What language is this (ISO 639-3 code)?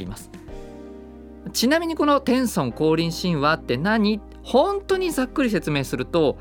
jpn